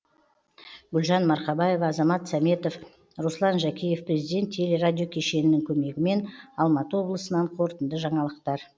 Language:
Kazakh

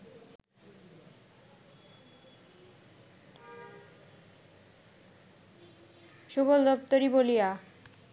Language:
Bangla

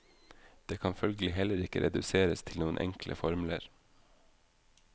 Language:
Norwegian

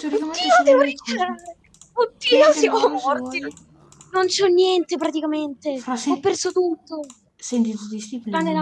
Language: Italian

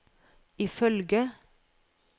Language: Norwegian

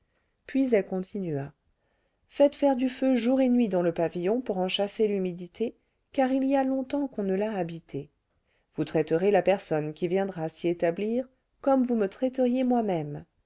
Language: French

